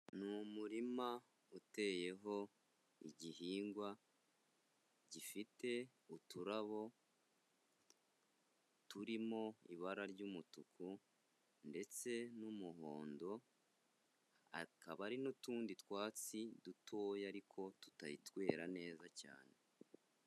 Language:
Kinyarwanda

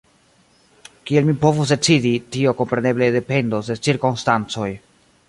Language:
Esperanto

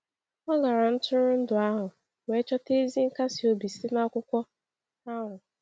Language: Igbo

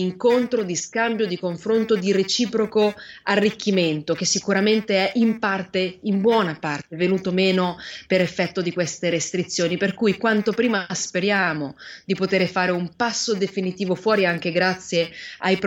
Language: Italian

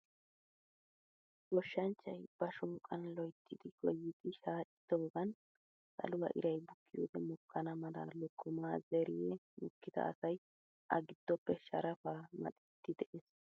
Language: Wolaytta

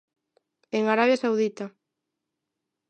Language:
Galician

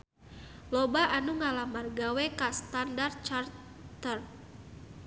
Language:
Sundanese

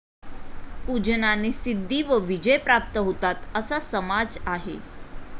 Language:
Marathi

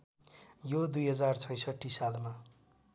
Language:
Nepali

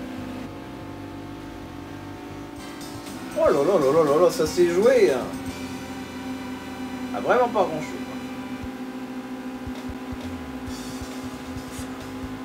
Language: French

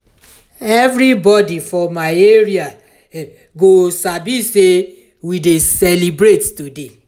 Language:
Nigerian Pidgin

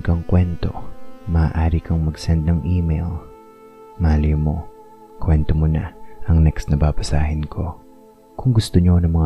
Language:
Filipino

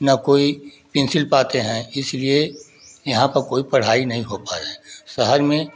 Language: Hindi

